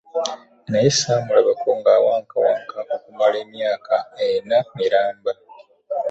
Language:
Ganda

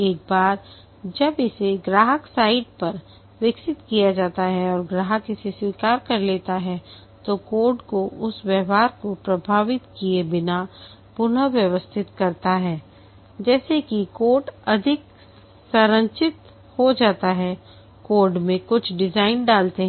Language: Hindi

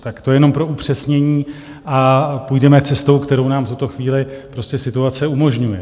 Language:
Czech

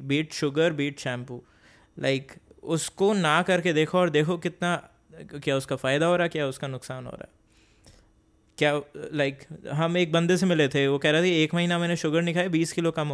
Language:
Hindi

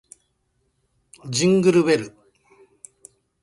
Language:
Japanese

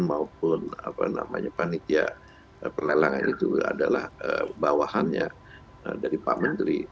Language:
Indonesian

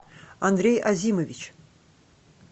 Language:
Russian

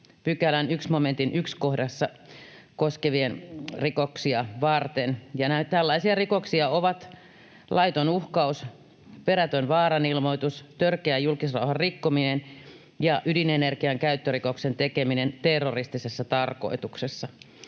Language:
Finnish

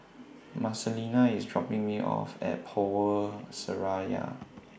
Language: English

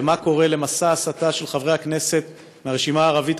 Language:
Hebrew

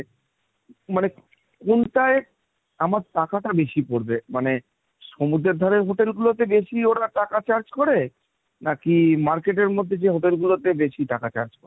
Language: Bangla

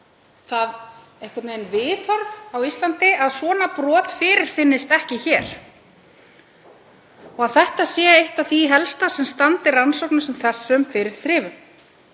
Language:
Icelandic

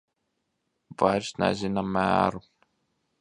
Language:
Latvian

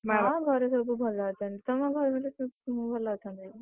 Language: Odia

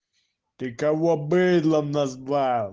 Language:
Russian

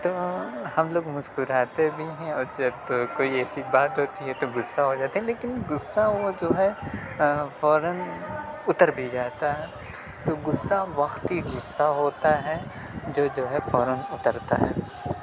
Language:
Urdu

